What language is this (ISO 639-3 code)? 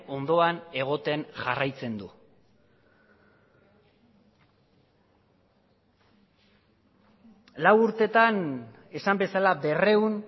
eus